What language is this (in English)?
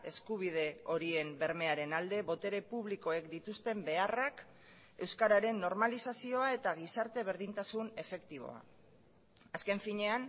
Basque